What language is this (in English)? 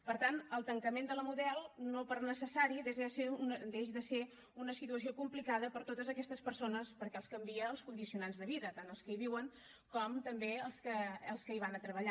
Catalan